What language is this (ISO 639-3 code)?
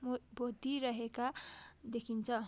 nep